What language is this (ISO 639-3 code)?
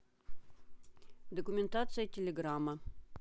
rus